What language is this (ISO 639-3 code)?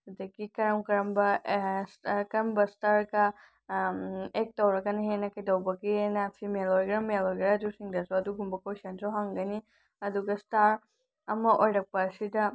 mni